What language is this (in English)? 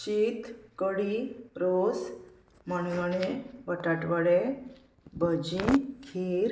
Konkani